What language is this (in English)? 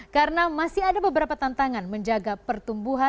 Indonesian